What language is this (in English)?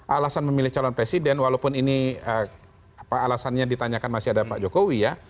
Indonesian